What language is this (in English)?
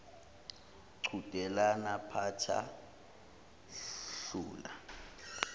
Zulu